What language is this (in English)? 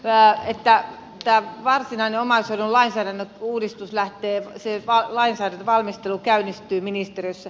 Finnish